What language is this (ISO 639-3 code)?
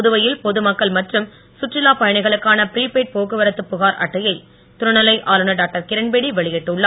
tam